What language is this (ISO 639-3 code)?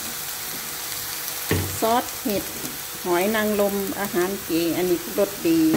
tha